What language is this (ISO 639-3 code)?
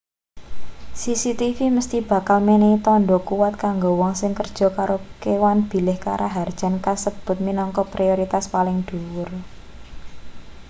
jav